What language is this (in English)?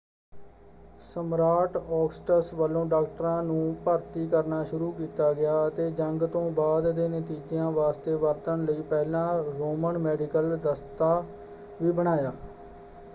Punjabi